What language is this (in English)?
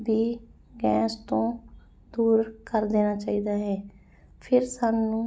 Punjabi